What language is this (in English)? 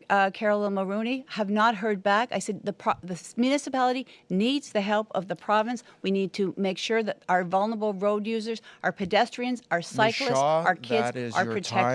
English